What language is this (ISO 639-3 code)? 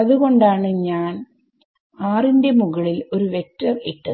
mal